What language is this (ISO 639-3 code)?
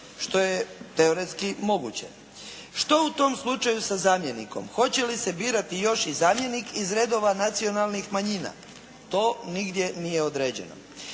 hrv